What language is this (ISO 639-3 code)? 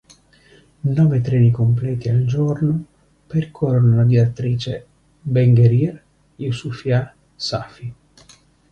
ita